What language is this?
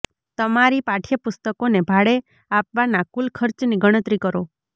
Gujarati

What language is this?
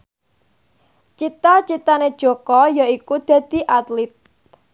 Javanese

